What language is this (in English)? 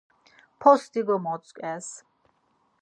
Laz